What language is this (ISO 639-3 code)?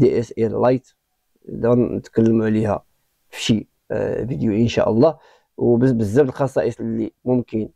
ara